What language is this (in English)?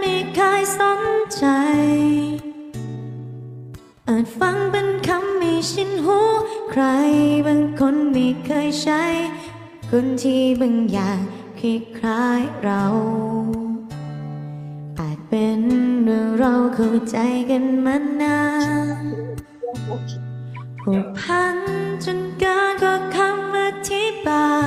Thai